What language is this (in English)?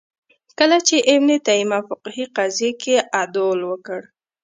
Pashto